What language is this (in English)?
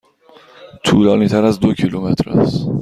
Persian